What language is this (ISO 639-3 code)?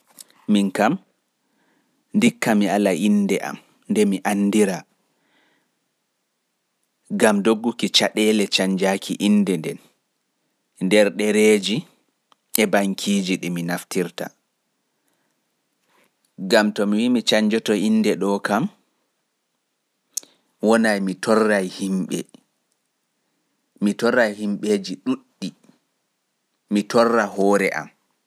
ful